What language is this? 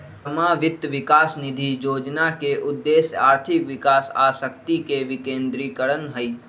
Magahi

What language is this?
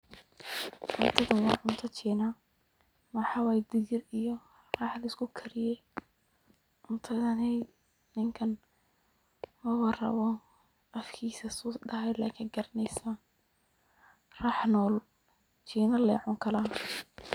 Somali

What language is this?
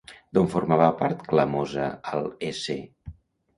Catalan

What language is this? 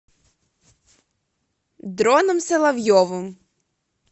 Russian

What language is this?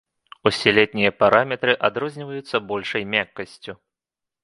Belarusian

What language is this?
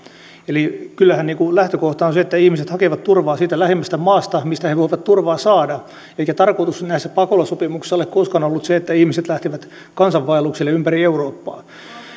Finnish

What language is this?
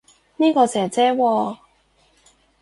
Cantonese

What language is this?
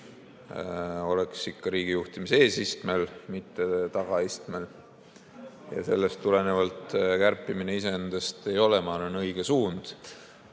Estonian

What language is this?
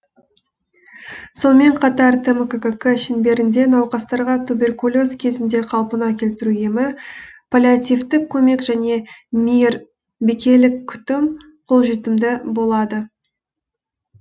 Kazakh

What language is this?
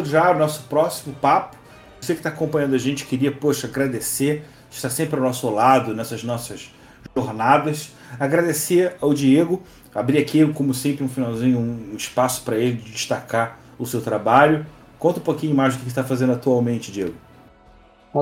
Portuguese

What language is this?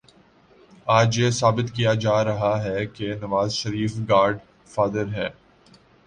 Urdu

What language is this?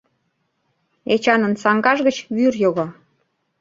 Mari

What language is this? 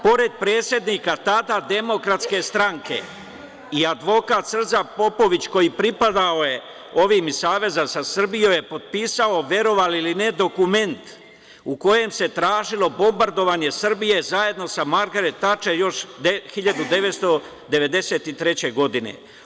Serbian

